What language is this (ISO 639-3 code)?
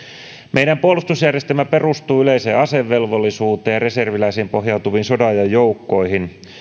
fin